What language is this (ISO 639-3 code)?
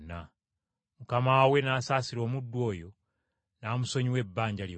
lug